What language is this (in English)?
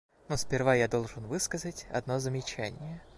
Russian